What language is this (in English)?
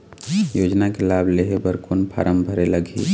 Chhattisgarhi